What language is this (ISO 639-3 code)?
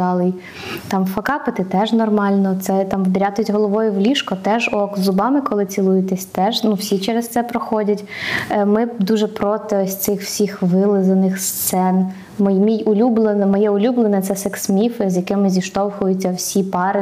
ukr